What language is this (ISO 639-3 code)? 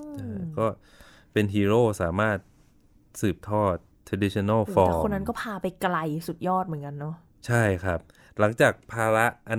tha